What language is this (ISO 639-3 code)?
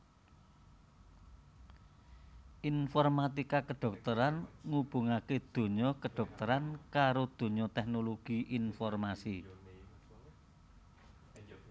jav